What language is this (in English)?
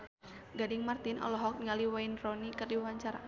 Sundanese